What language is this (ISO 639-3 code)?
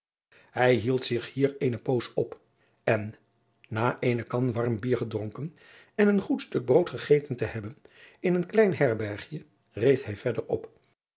nld